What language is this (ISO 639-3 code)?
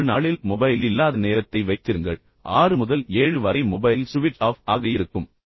tam